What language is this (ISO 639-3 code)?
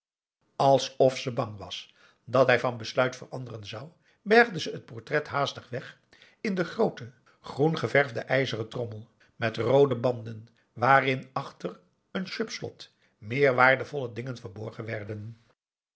nld